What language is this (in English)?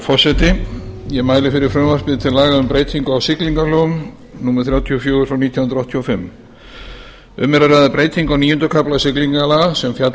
Icelandic